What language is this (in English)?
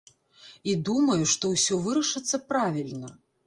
Belarusian